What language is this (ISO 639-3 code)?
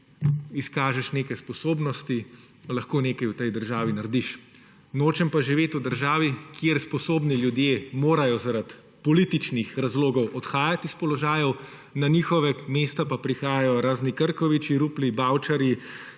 slv